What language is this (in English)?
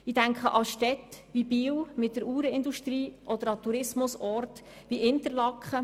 Swiss German